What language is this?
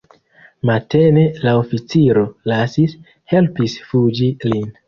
Esperanto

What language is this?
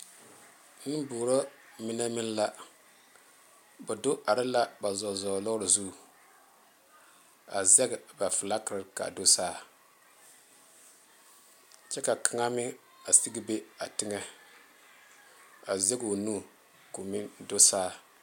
Southern Dagaare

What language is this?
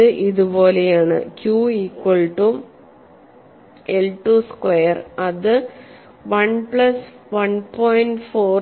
Malayalam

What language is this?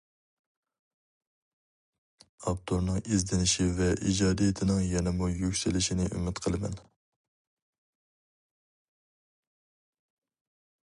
Uyghur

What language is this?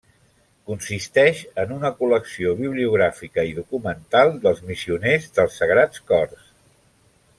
Catalan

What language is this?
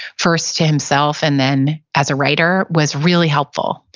English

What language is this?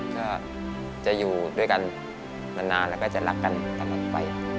Thai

